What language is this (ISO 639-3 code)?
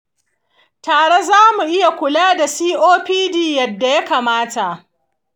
hau